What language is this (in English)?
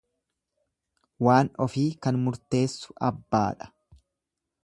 Oromo